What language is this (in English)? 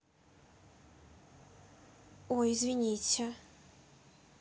Russian